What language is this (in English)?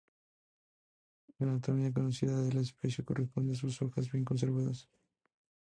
Spanish